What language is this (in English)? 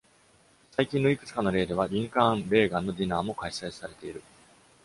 Japanese